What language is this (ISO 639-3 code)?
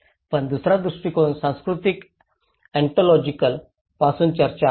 mar